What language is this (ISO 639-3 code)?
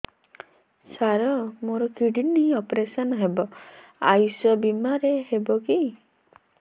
ori